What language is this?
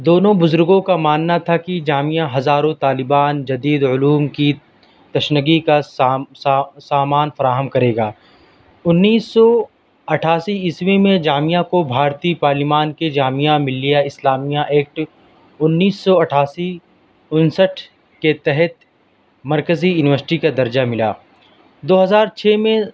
Urdu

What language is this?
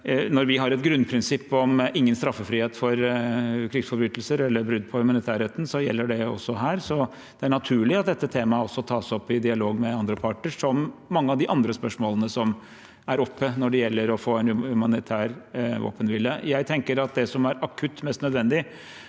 Norwegian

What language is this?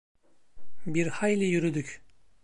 Turkish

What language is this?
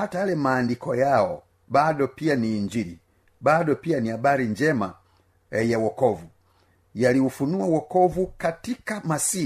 Swahili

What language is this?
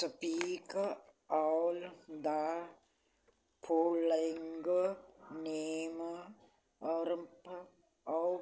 Punjabi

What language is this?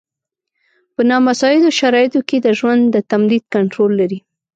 Pashto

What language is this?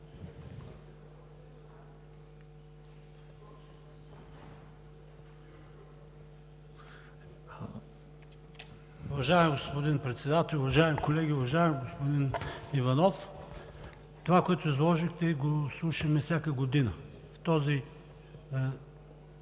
Bulgarian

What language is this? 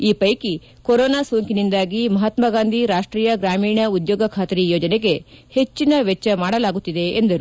Kannada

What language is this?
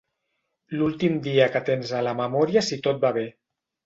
Catalan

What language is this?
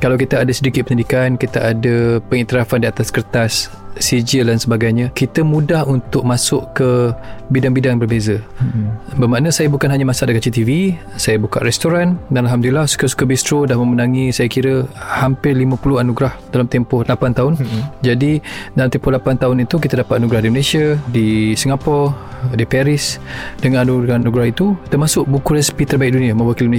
Malay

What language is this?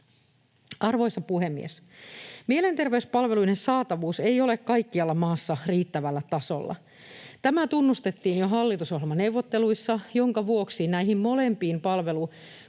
Finnish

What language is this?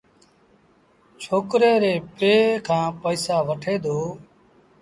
Sindhi Bhil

